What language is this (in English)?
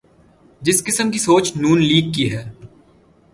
Urdu